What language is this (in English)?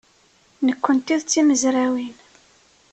Kabyle